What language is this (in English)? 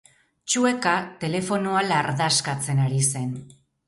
Basque